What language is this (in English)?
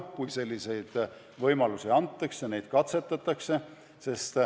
Estonian